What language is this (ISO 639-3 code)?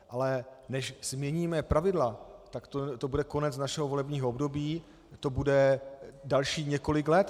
ces